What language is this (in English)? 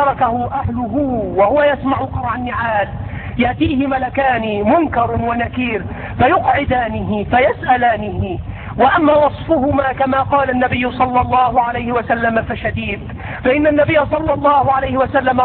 Arabic